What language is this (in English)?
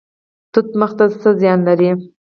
Pashto